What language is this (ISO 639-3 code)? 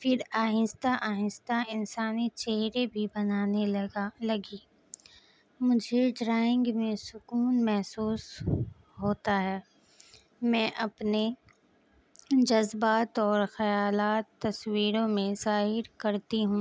urd